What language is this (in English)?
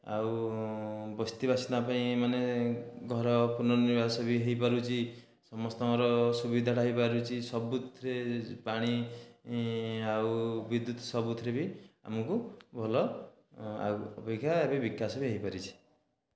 Odia